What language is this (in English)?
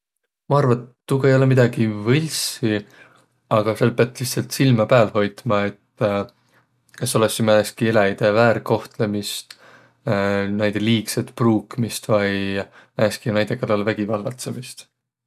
Võro